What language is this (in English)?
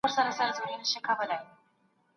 Pashto